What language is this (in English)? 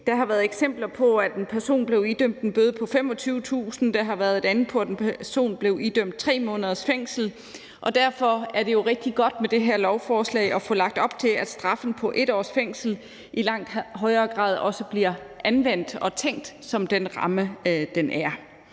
Danish